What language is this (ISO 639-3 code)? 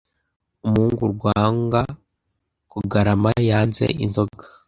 kin